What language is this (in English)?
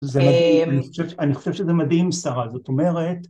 Hebrew